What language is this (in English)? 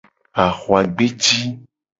Gen